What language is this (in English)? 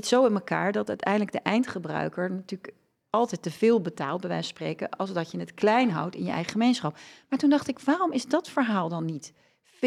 Dutch